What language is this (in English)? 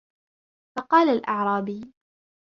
Arabic